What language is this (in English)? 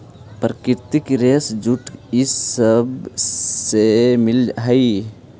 Magahi